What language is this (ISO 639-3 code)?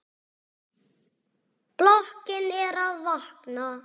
isl